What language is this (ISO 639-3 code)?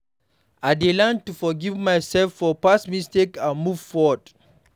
pcm